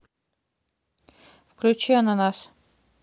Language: Russian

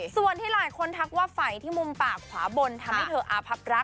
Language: Thai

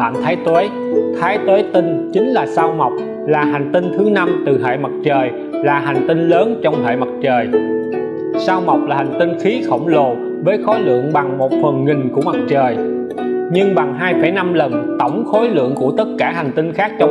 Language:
Vietnamese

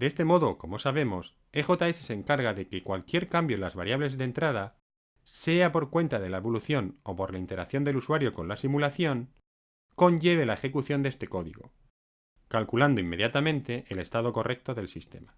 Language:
Spanish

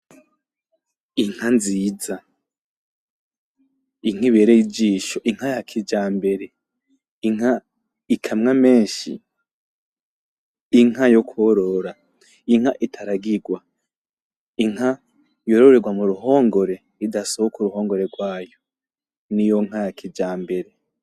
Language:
Rundi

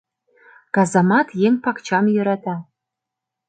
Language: Mari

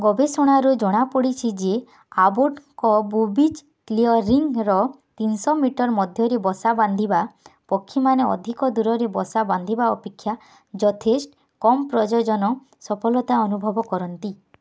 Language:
Odia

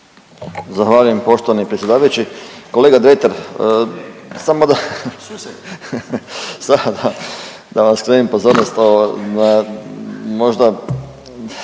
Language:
Croatian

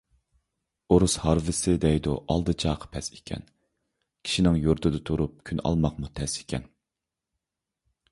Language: Uyghur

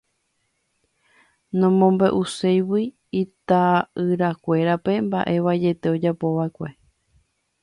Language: Guarani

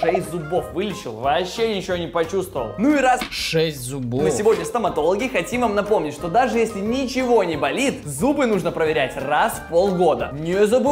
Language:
Russian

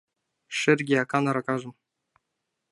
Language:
Mari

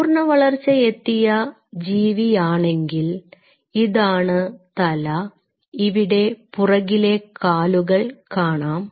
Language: Malayalam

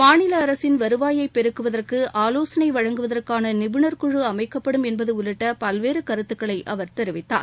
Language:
Tamil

